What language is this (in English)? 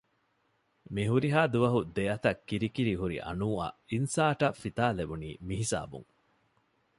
Divehi